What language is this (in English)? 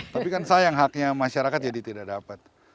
Indonesian